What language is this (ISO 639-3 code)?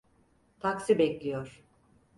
tur